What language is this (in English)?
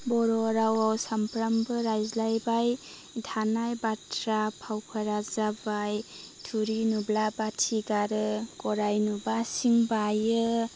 Bodo